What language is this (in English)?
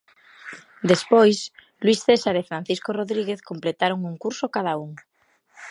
Galician